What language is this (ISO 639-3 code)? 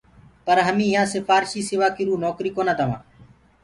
ggg